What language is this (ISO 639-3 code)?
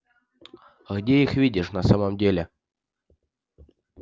rus